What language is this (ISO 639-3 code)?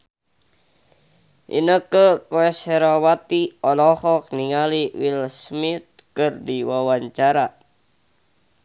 sun